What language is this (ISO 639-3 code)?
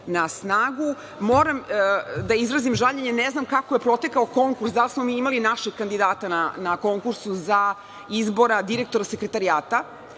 srp